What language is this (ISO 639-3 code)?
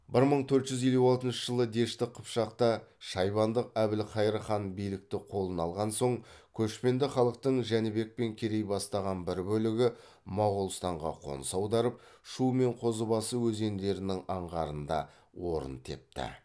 kaz